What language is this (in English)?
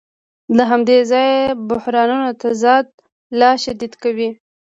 Pashto